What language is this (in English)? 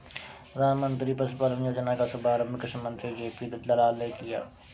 Hindi